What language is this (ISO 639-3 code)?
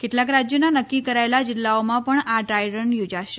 guj